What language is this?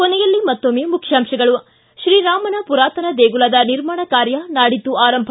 Kannada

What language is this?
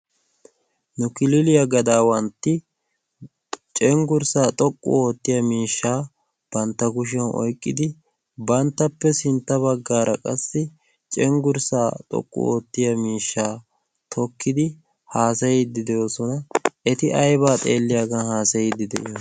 Wolaytta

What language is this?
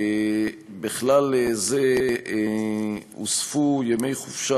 Hebrew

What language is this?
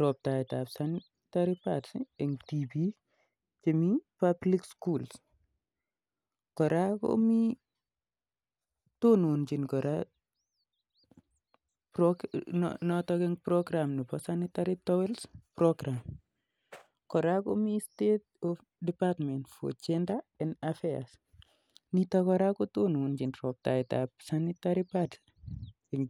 Kalenjin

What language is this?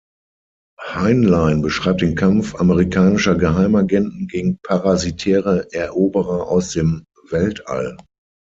German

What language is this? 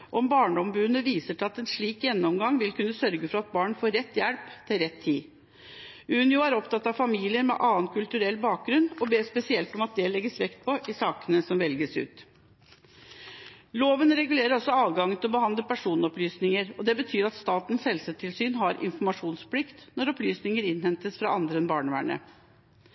Norwegian Bokmål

